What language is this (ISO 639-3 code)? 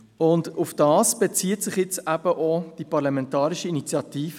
gsw